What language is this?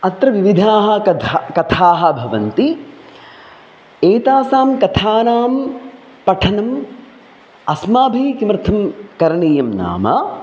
Sanskrit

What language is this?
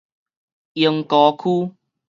Min Nan Chinese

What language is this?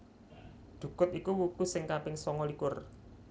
Javanese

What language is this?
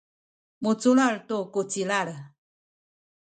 Sakizaya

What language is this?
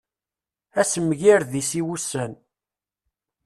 Kabyle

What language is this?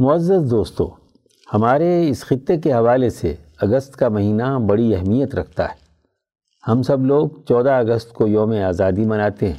Urdu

